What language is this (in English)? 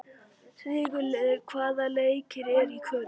Icelandic